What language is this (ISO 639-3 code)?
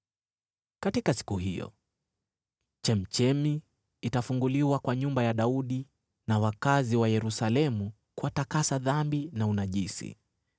swa